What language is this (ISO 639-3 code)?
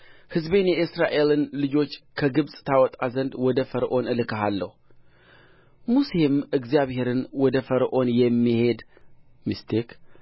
amh